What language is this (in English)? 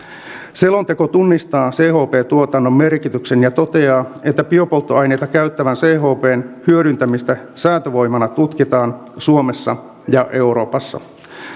Finnish